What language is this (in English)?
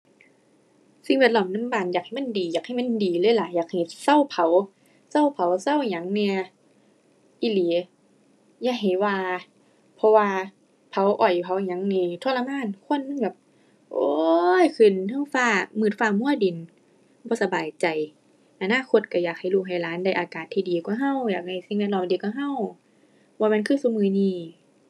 Thai